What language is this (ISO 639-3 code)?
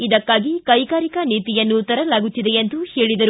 kan